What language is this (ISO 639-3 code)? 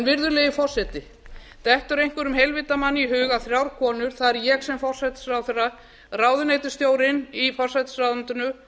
isl